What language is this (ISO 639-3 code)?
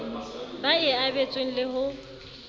sot